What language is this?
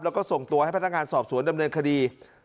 Thai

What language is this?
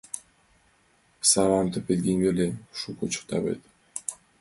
Mari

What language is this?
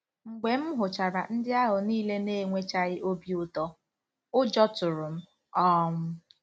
Igbo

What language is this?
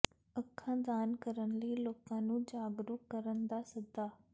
Punjabi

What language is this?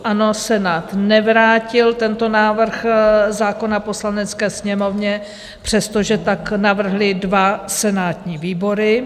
Czech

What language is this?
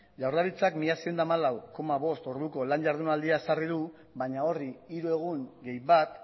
Basque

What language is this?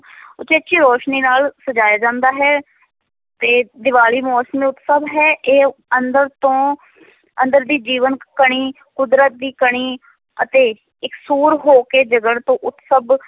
Punjabi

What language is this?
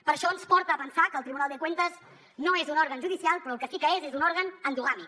Catalan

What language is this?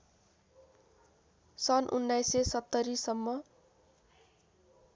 Nepali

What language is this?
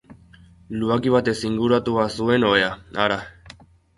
Basque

